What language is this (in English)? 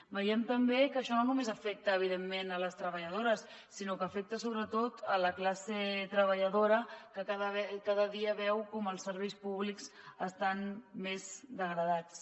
Catalan